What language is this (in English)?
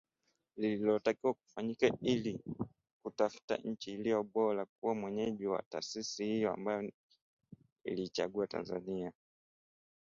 Swahili